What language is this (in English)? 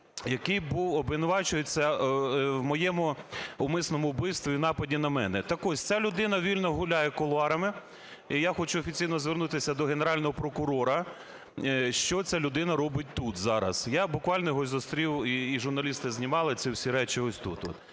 Ukrainian